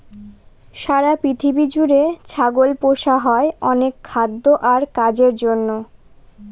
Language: Bangla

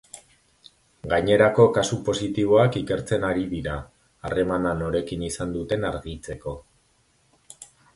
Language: Basque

